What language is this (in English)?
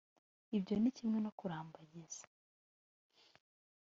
Kinyarwanda